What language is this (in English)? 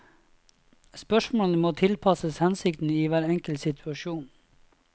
Norwegian